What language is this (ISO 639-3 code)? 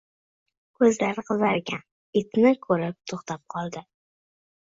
uzb